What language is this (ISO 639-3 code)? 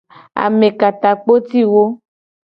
gej